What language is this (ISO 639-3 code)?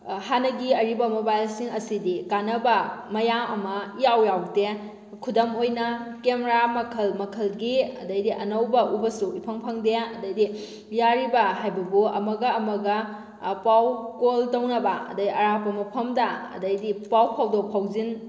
mni